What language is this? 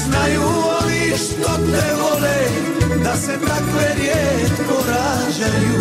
Croatian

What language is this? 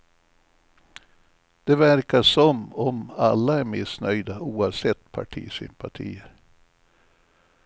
Swedish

